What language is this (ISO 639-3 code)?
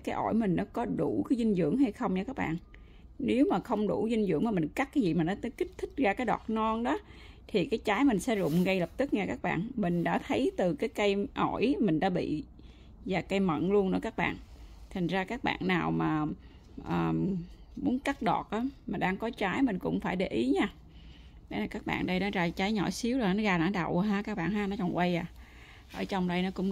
vie